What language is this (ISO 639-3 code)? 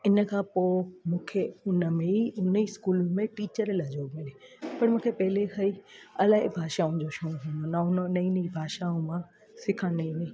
snd